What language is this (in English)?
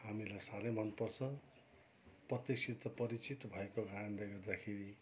Nepali